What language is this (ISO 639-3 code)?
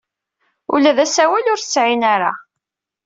kab